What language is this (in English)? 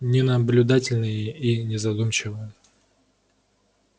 Russian